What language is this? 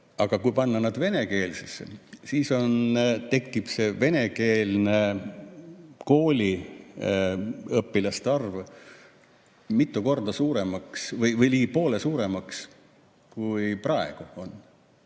Estonian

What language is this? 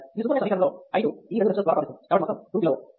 Telugu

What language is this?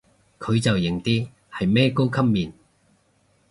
Cantonese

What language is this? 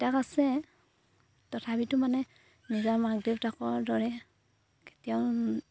Assamese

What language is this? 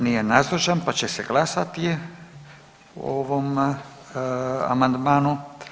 Croatian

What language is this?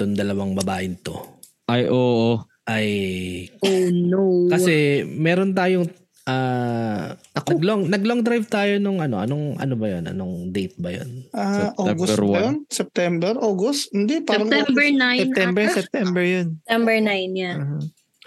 Filipino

